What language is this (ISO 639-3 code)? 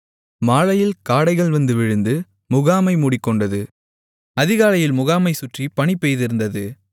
tam